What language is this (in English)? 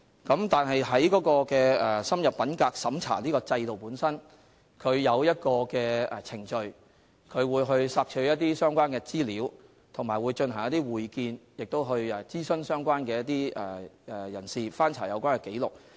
Cantonese